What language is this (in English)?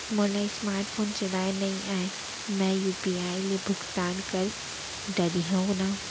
Chhattisgarhi